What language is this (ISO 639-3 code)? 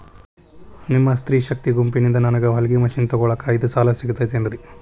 kan